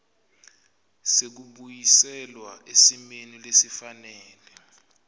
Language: Swati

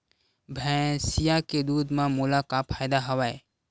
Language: Chhattisgarhi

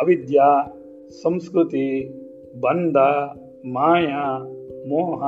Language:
Kannada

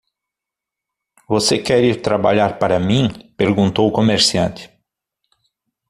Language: Portuguese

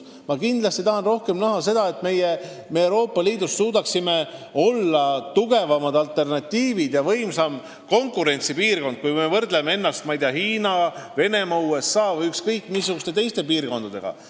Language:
Estonian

